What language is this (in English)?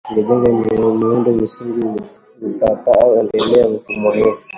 Swahili